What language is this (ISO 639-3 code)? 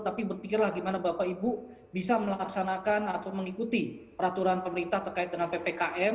ind